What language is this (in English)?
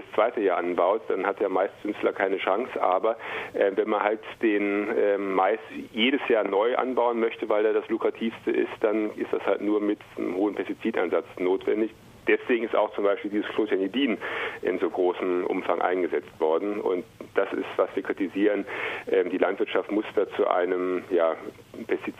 German